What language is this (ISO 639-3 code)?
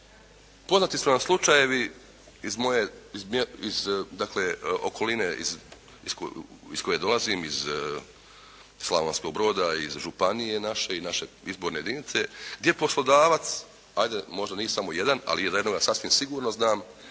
hrv